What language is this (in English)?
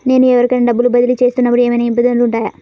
Telugu